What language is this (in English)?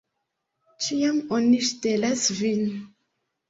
Esperanto